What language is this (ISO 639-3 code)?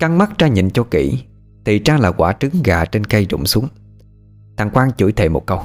vie